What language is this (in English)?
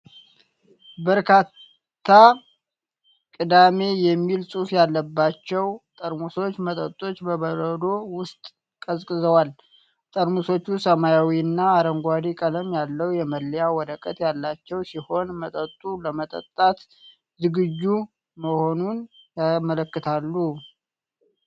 Amharic